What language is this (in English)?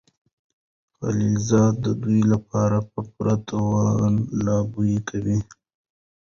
Pashto